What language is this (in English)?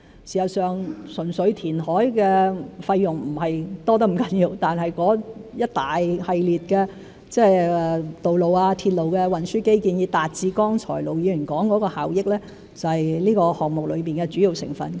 Cantonese